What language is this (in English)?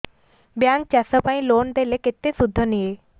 Odia